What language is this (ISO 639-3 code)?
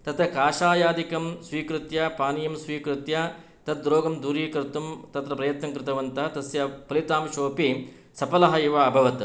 san